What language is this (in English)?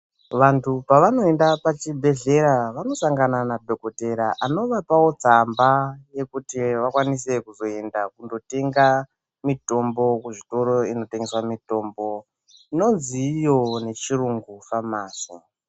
Ndau